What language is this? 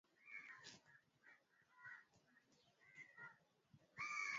Swahili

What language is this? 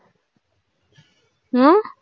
Tamil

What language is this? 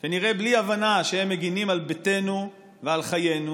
Hebrew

